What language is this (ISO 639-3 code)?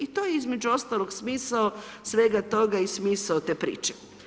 hrv